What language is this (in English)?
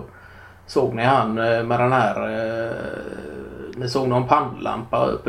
Swedish